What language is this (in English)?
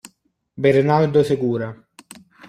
Italian